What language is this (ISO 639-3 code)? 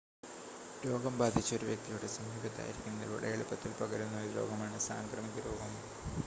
mal